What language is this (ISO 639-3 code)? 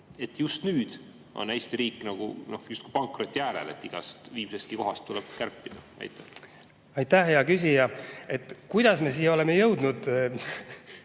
est